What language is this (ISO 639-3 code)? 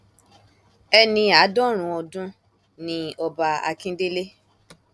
yor